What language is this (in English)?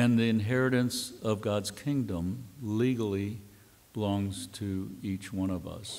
English